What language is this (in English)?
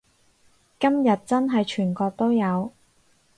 Cantonese